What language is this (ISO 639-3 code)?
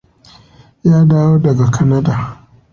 hau